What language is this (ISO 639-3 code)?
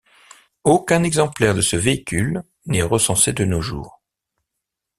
fra